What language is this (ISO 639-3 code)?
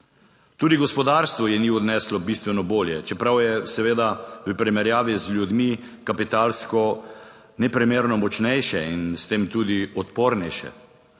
slv